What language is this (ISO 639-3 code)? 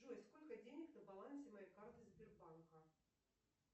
rus